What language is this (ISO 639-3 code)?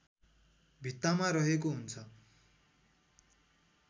nep